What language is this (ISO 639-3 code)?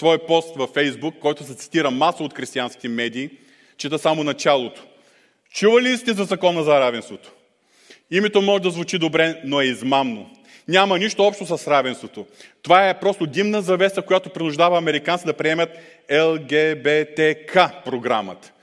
bul